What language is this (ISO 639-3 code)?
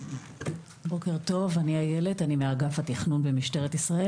heb